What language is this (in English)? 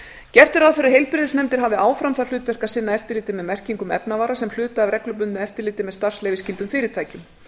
Icelandic